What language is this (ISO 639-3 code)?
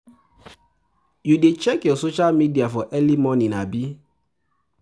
pcm